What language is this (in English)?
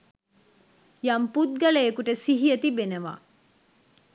Sinhala